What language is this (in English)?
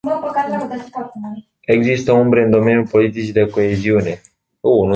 Romanian